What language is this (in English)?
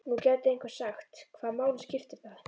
Icelandic